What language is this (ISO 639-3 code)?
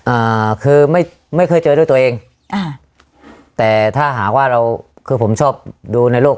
tha